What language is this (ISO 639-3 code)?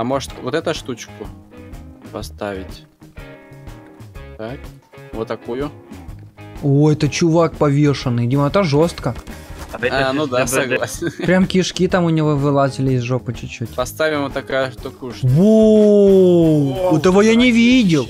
rus